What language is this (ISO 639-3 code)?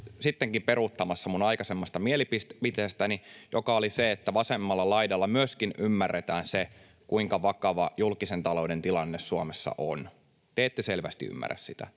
fin